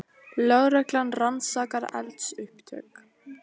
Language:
Icelandic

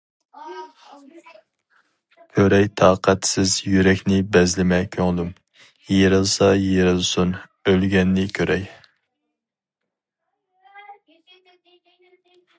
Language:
Uyghur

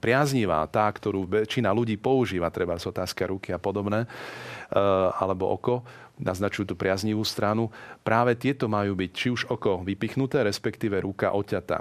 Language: Slovak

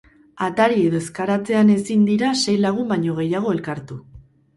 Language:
Basque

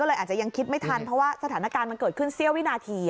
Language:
Thai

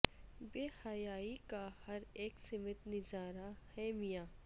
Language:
Urdu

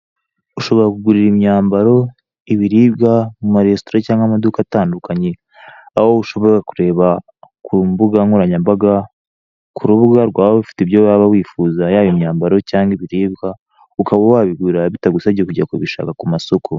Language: Kinyarwanda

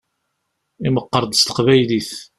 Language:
Kabyle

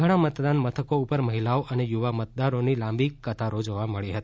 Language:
Gujarati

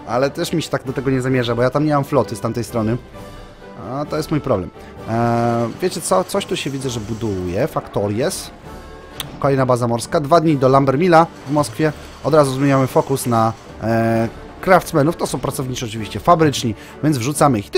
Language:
Polish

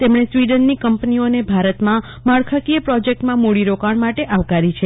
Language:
Gujarati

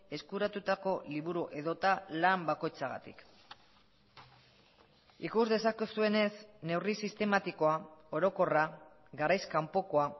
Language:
Basque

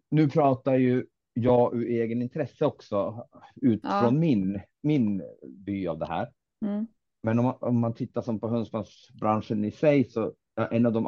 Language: Swedish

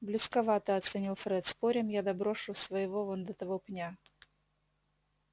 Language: Russian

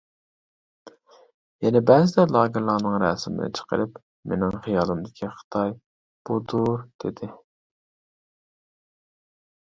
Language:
Uyghur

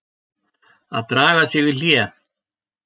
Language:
Icelandic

